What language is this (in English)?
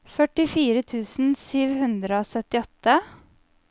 Norwegian